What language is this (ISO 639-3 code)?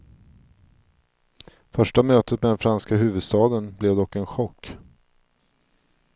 swe